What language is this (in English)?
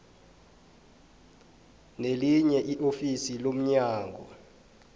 South Ndebele